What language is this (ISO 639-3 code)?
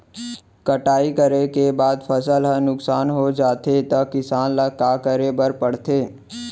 hne